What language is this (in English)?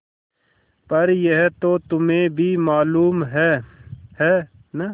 Hindi